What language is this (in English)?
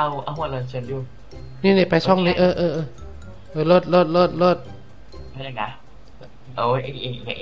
Thai